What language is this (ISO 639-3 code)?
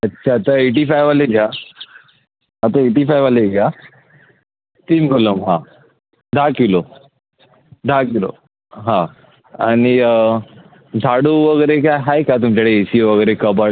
mar